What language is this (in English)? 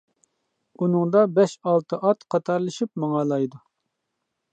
Uyghur